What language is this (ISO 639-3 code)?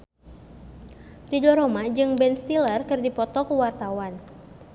sun